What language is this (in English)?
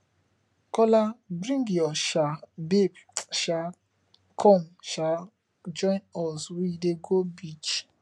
Nigerian Pidgin